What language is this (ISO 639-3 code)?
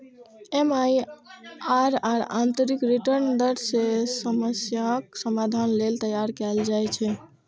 mai